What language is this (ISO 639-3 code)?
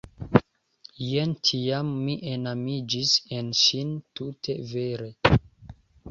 epo